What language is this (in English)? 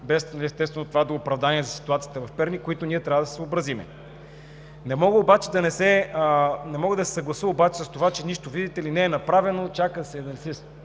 Bulgarian